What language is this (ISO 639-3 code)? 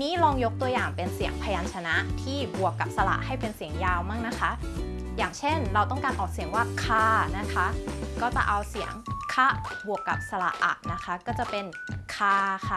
tha